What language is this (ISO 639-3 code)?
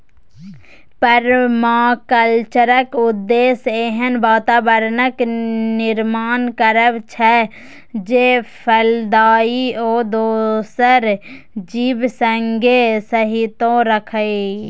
mai